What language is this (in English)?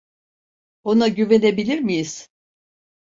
Turkish